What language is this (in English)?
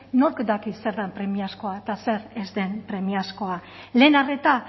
Basque